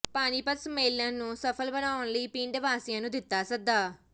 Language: Punjabi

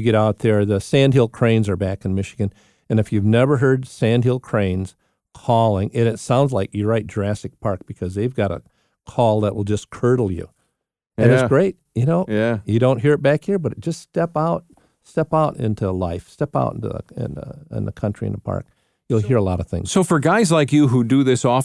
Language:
English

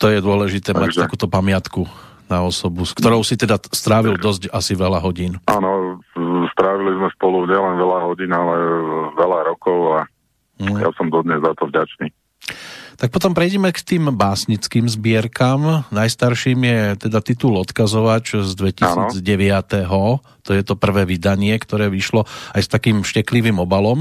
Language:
Slovak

